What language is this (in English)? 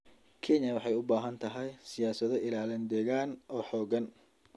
Somali